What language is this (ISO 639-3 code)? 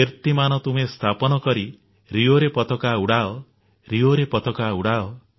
ori